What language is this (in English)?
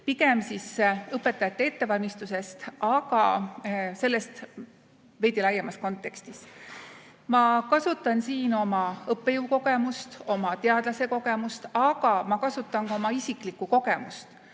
Estonian